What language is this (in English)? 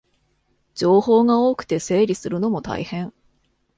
Japanese